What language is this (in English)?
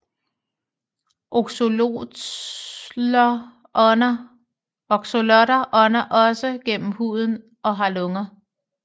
Danish